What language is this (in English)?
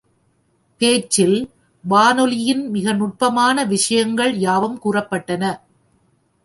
Tamil